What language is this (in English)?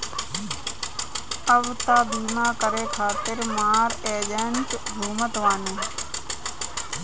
Bhojpuri